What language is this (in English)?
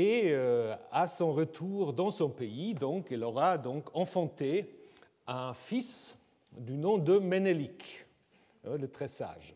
French